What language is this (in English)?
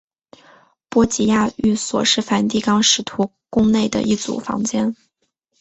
Chinese